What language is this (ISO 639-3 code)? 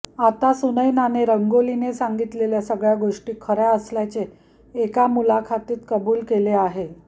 mar